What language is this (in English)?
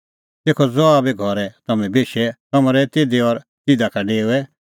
Kullu Pahari